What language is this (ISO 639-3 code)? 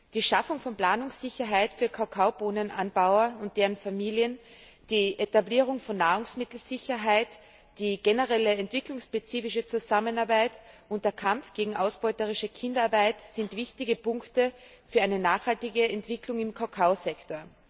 deu